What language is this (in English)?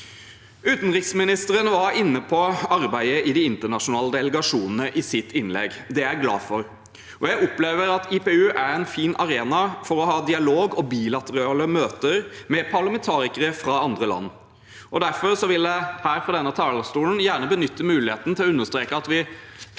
Norwegian